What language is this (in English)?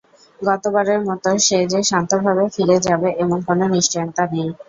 Bangla